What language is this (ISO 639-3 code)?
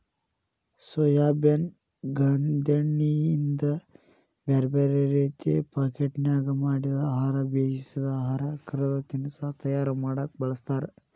kan